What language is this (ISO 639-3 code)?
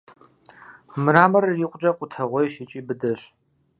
kbd